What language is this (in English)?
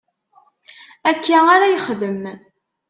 Kabyle